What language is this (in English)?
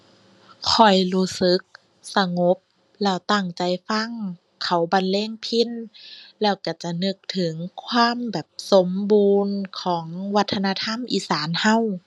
Thai